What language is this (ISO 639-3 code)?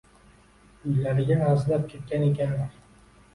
uzb